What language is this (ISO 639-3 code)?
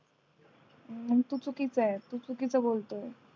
mar